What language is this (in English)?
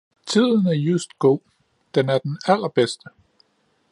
Danish